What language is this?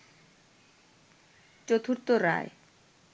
Bangla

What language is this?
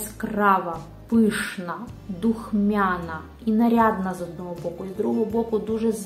Ukrainian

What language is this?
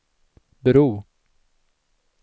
Swedish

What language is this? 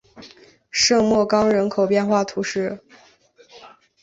Chinese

